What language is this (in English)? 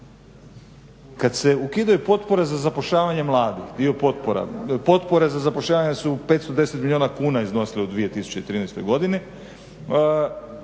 Croatian